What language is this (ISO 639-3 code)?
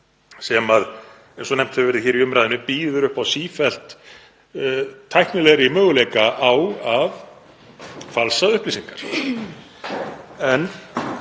isl